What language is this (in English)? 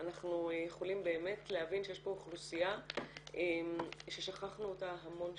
Hebrew